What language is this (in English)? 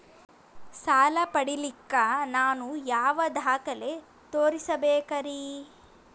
Kannada